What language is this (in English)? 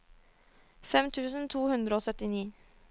Norwegian